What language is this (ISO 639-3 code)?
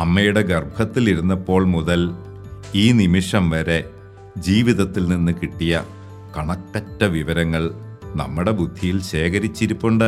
mal